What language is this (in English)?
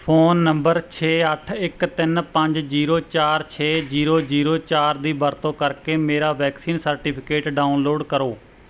Punjabi